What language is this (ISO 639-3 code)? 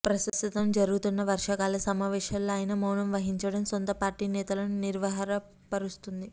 tel